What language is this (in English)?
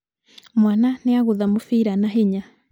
Kikuyu